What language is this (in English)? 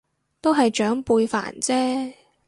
Cantonese